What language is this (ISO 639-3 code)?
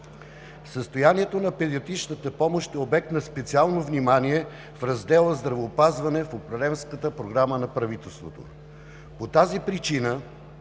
bul